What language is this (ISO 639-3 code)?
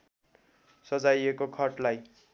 nep